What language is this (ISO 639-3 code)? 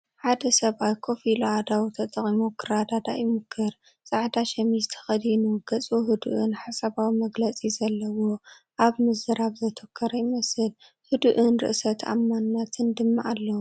tir